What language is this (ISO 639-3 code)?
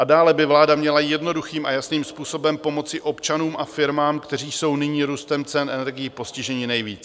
ces